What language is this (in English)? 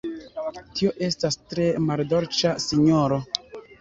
Esperanto